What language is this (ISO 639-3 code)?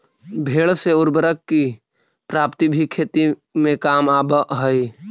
mag